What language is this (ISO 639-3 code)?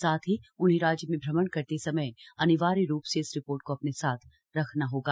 hin